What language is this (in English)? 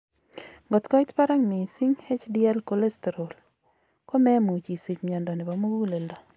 Kalenjin